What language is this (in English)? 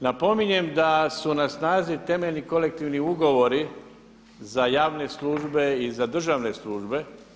Croatian